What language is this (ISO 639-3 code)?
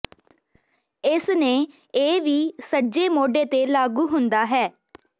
pan